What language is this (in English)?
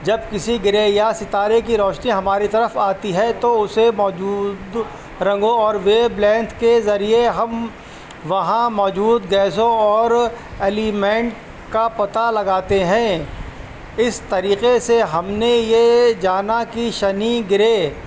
Urdu